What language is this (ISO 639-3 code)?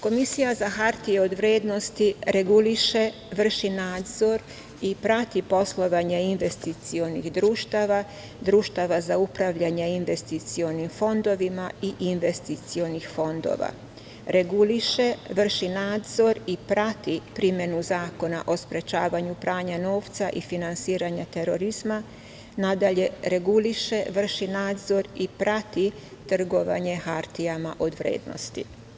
srp